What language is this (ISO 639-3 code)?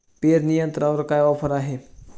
mar